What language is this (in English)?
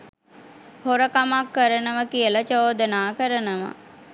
Sinhala